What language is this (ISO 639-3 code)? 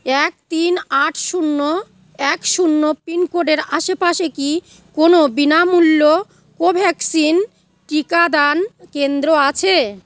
ben